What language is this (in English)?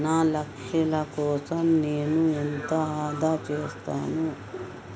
Telugu